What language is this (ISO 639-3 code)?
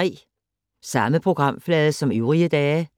dan